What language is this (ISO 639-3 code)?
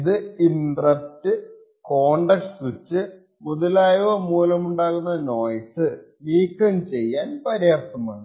mal